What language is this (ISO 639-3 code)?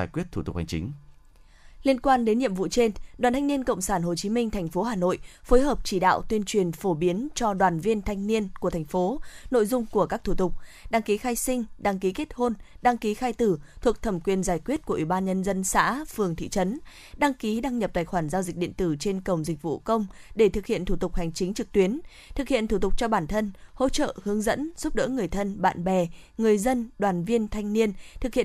vie